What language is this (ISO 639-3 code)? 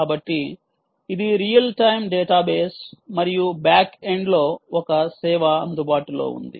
tel